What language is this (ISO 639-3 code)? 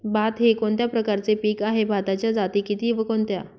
mar